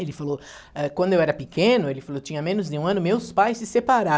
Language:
Portuguese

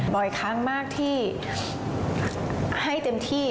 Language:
Thai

